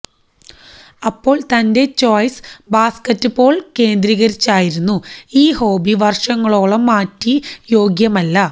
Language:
Malayalam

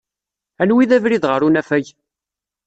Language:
Kabyle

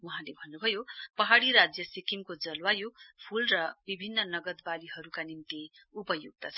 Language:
Nepali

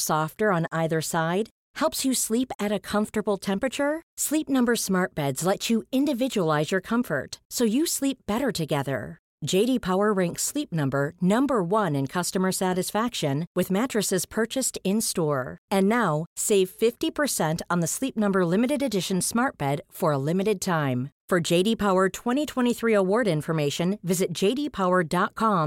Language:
Swedish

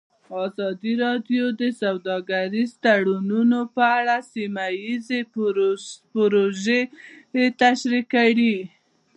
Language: Pashto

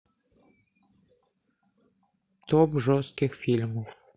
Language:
Russian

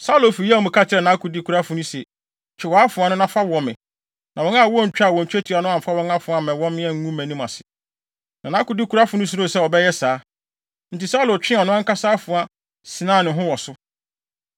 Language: Akan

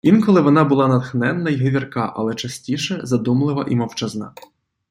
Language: Ukrainian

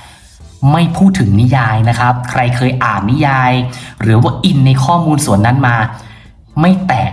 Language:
Thai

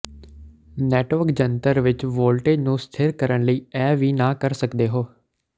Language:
Punjabi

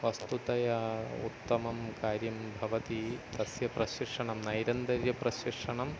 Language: Sanskrit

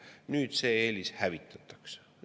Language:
Estonian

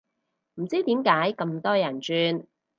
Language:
Cantonese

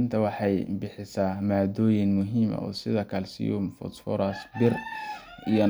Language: Somali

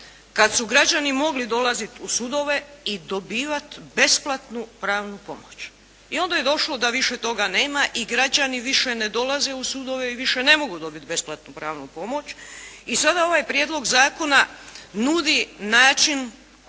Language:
Croatian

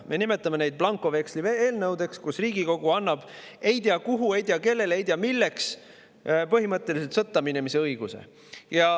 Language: Estonian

